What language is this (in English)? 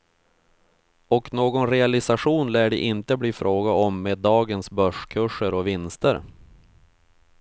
Swedish